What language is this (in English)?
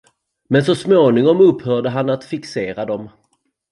Swedish